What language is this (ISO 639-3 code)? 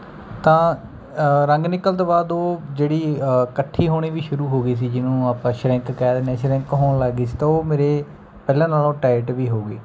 pan